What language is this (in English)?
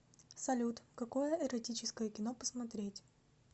Russian